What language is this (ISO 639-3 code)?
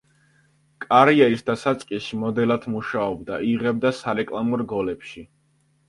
kat